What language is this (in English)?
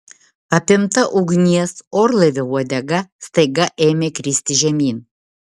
Lithuanian